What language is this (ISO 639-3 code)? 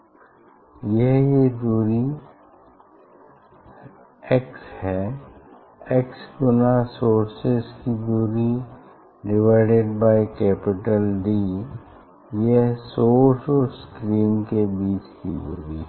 hin